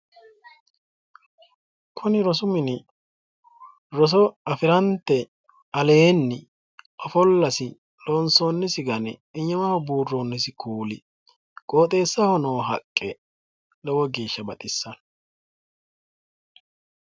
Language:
Sidamo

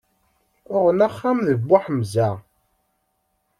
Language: Kabyle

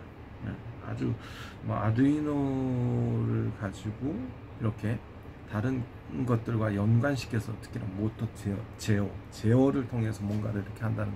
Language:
Korean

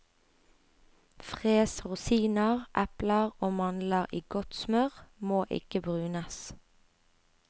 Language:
Norwegian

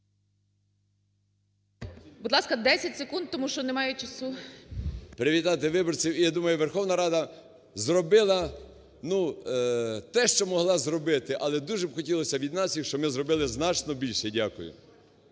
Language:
Ukrainian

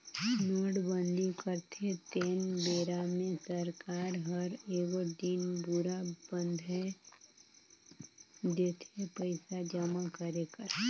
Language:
Chhattisgarhi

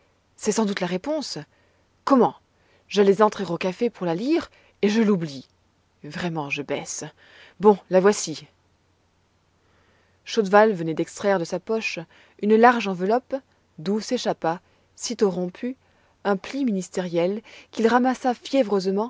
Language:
French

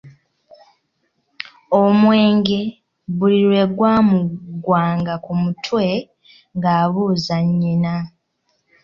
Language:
Ganda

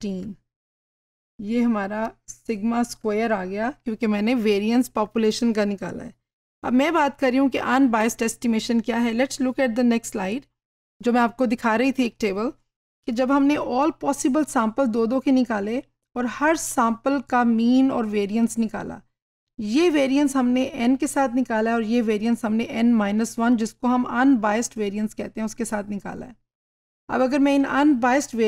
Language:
Hindi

